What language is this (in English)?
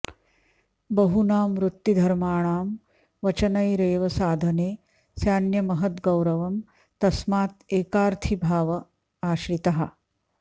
Sanskrit